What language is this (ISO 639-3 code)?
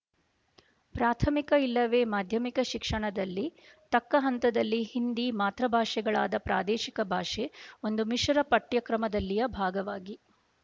kan